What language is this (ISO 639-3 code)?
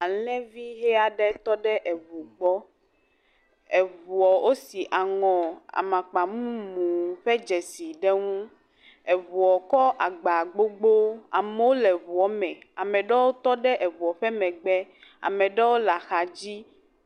ewe